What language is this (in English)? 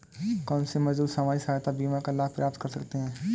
Hindi